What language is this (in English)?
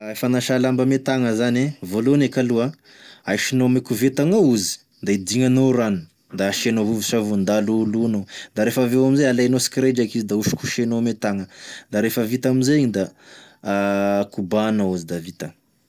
Tesaka Malagasy